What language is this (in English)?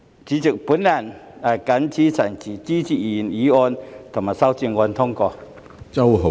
Cantonese